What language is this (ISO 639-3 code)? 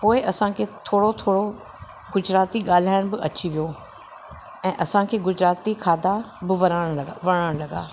snd